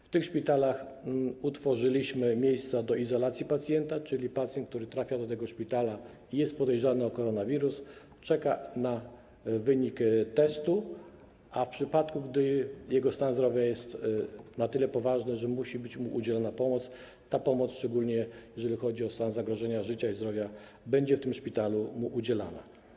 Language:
Polish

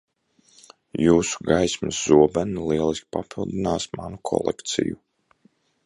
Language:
Latvian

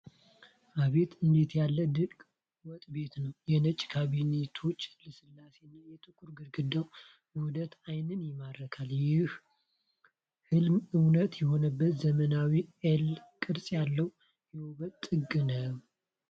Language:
Amharic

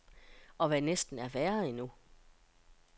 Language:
Danish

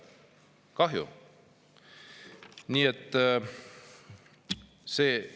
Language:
Estonian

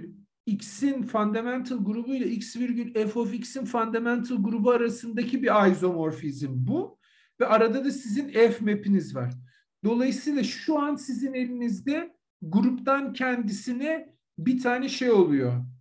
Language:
Turkish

